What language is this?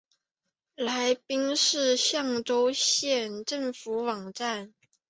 Chinese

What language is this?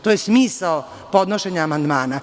Serbian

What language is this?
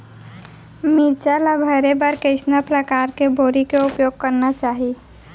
Chhattisgarhi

